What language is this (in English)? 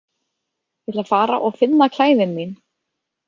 Icelandic